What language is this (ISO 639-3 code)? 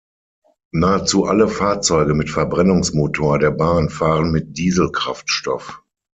deu